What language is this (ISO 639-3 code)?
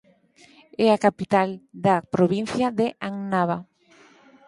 glg